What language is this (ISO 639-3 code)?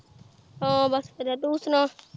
pan